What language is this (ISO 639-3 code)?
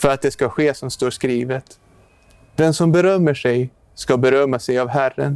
swe